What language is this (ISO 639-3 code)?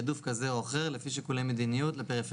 heb